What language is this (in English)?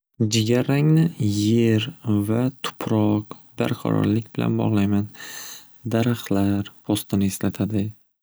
Uzbek